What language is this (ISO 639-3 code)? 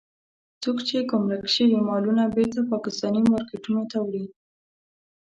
pus